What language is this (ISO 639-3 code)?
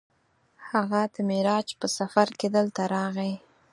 pus